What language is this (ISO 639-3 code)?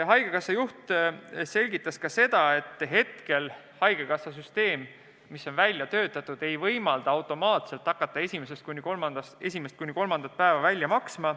est